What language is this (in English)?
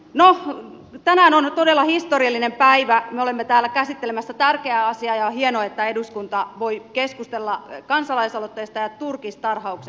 Finnish